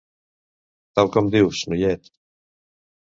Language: Catalan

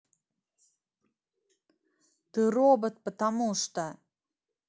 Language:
Russian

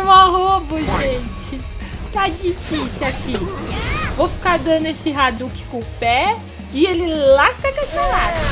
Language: Portuguese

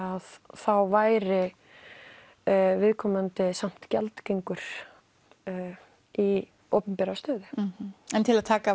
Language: Icelandic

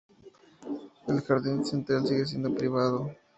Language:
Spanish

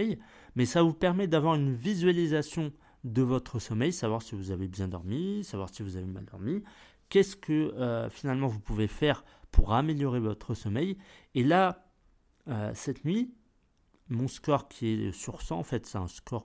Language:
French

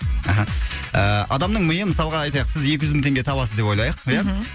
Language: Kazakh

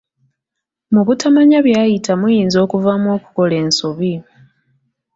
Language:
Ganda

